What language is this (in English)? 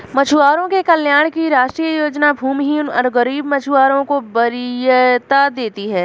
Hindi